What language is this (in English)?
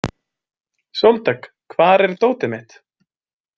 Icelandic